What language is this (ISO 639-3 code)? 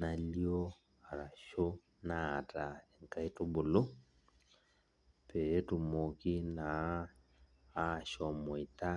mas